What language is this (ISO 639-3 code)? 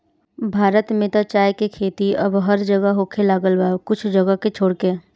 bho